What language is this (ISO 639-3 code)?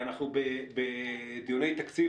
heb